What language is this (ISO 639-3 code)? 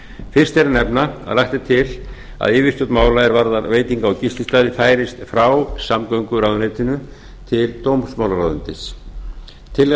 isl